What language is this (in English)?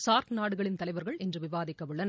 Tamil